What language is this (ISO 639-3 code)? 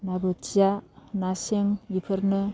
brx